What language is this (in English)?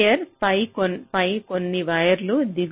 Telugu